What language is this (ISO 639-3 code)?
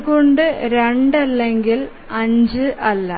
mal